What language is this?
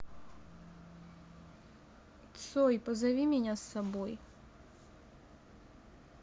Russian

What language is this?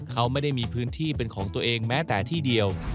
Thai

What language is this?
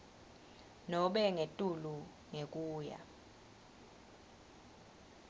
Swati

